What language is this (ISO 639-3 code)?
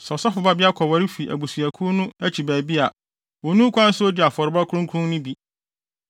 aka